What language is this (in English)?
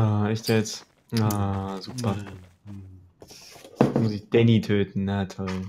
German